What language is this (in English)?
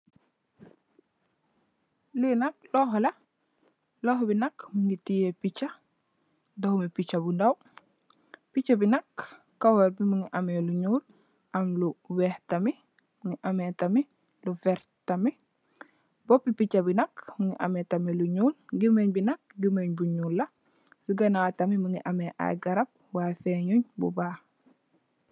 Wolof